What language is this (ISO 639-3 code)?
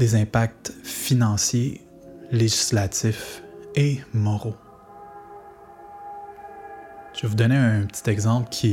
fra